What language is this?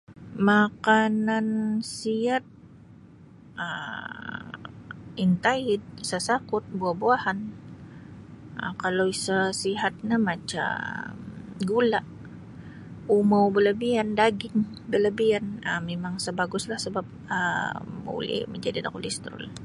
Sabah Bisaya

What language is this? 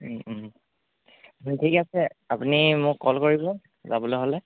Assamese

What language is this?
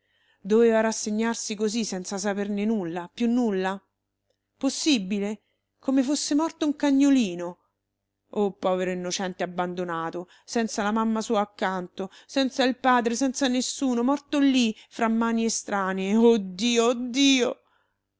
Italian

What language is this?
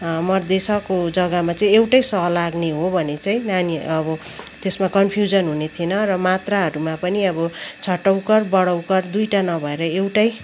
Nepali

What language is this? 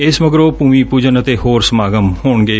Punjabi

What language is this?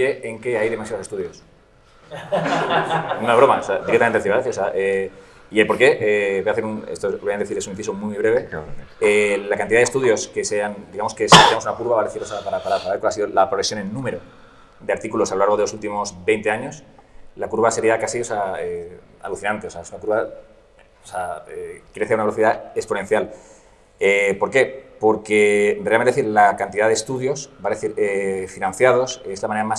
Spanish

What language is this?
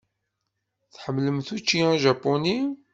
Kabyle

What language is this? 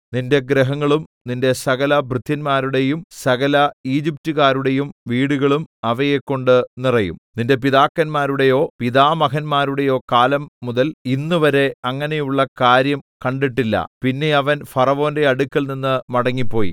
Malayalam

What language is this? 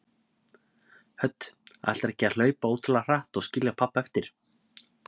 Icelandic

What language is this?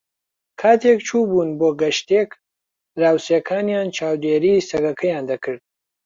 Central Kurdish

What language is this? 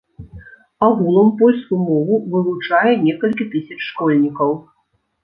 Belarusian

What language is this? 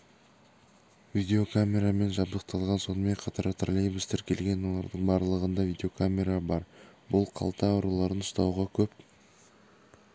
Kazakh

